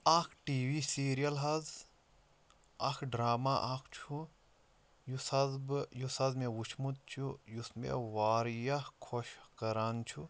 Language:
Kashmiri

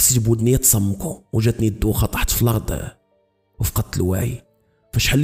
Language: Arabic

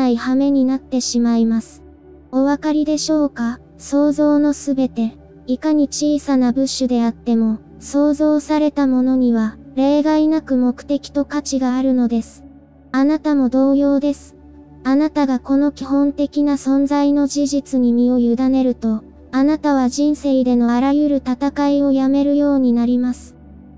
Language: Japanese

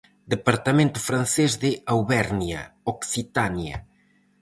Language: Galician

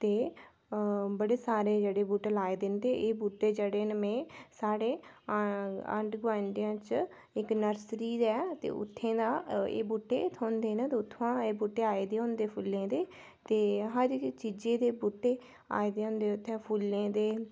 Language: Dogri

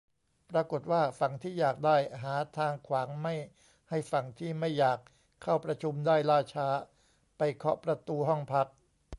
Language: Thai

